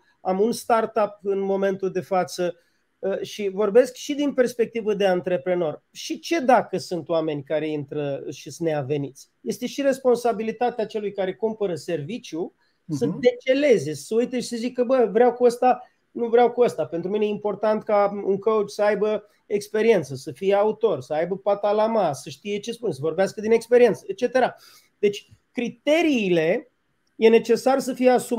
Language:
Romanian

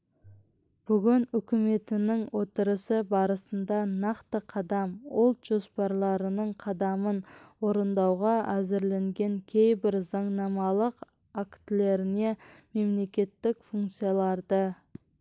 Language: Kazakh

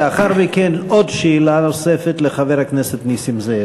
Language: Hebrew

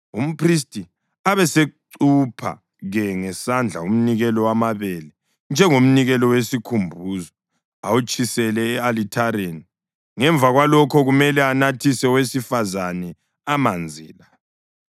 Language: North Ndebele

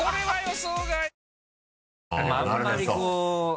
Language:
Japanese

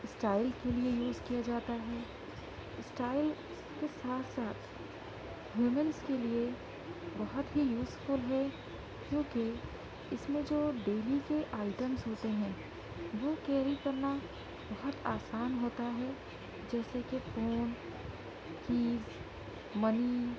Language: Urdu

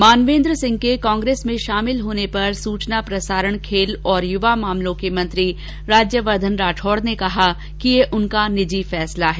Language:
Hindi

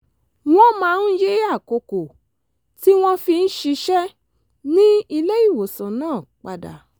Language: Yoruba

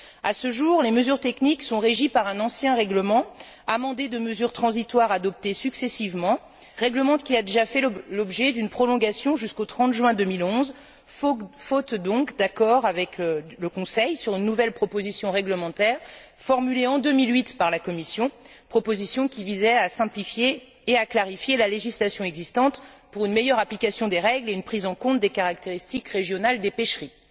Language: French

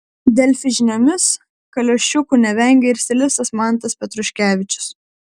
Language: Lithuanian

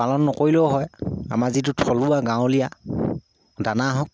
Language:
Assamese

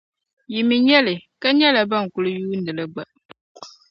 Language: Dagbani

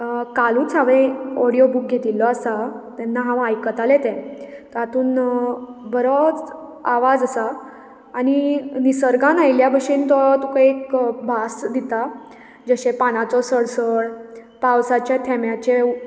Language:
Konkani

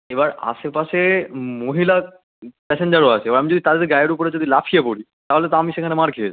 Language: Bangla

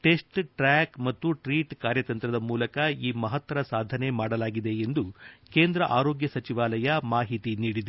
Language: Kannada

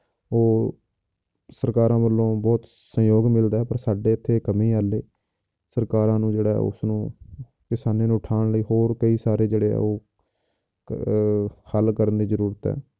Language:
Punjabi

